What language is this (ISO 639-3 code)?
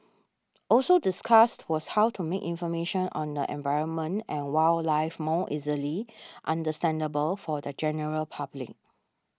eng